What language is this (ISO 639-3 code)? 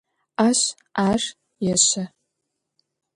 ady